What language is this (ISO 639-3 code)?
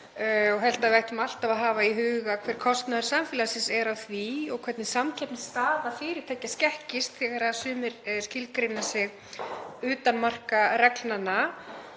isl